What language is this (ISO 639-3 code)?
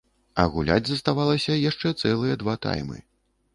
bel